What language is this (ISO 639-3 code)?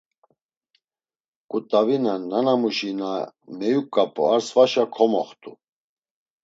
lzz